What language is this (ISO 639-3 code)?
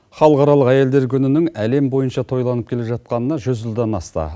kaz